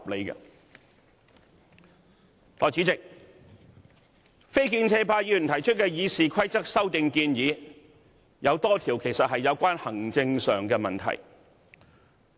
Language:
Cantonese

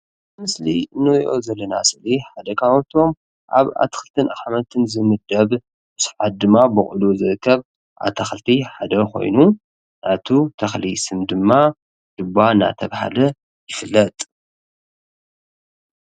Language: Tigrinya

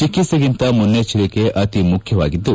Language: Kannada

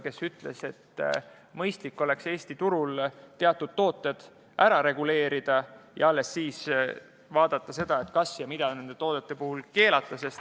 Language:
Estonian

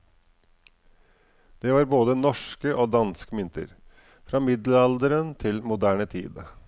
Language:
Norwegian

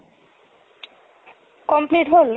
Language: Assamese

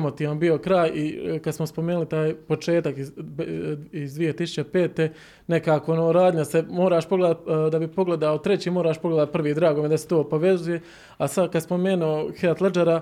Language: Croatian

